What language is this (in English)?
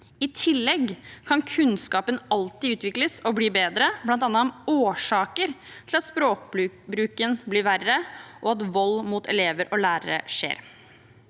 Norwegian